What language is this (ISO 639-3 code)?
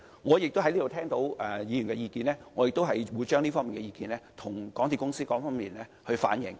yue